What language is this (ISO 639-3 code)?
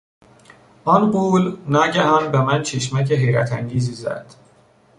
fas